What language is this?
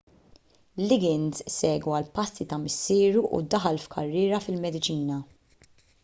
Maltese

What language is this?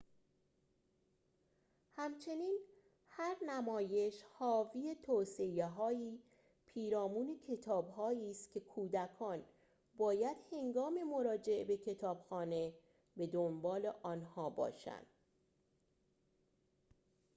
Persian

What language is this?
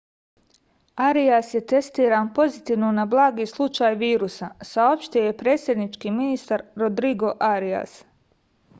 Serbian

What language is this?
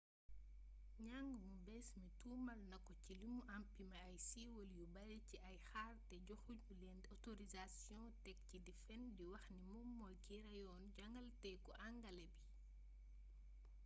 Wolof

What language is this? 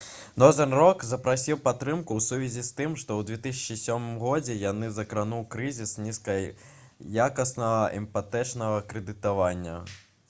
Belarusian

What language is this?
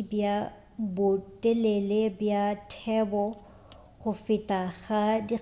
Northern Sotho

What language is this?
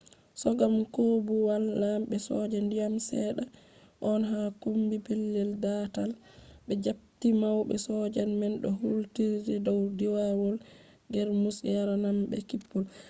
Fula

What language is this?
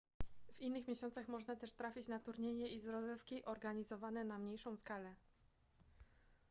Polish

